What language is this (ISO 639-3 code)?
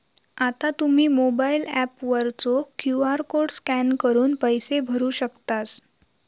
mar